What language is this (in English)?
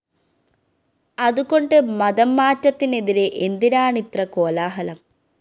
Malayalam